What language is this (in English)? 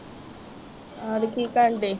Punjabi